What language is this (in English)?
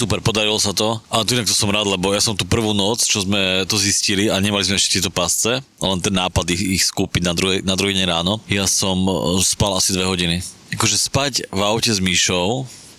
Slovak